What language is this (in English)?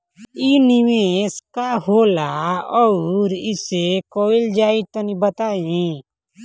Bhojpuri